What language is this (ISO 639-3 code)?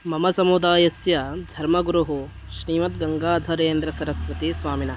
san